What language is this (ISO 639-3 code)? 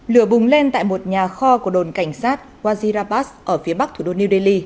vie